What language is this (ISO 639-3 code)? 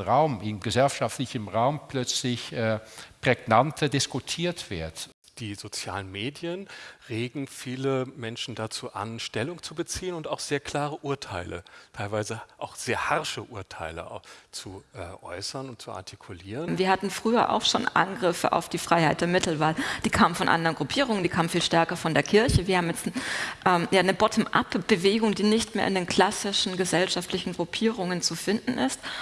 deu